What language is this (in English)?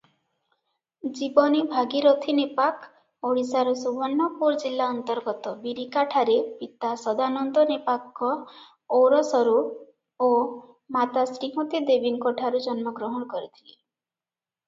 Odia